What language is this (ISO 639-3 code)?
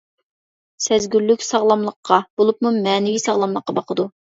uig